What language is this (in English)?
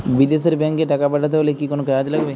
Bangla